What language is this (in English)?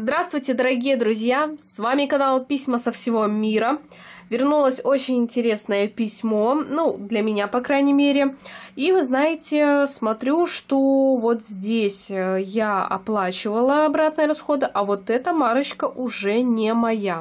Russian